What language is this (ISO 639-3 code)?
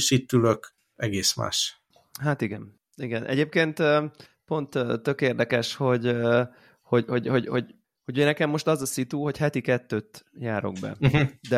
hun